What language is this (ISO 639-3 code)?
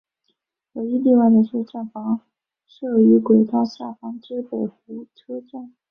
zho